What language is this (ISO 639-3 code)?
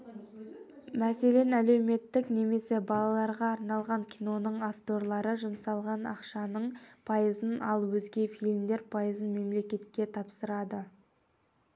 kaz